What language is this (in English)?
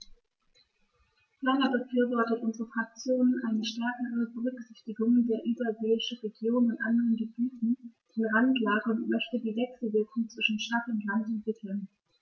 German